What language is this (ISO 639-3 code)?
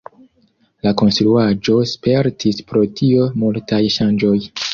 epo